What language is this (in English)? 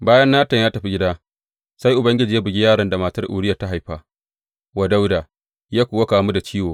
Hausa